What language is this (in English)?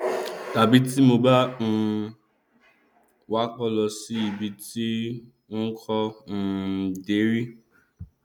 Yoruba